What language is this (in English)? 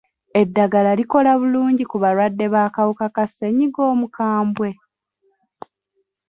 Ganda